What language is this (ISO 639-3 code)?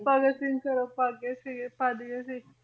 pan